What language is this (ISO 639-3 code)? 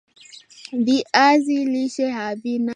swa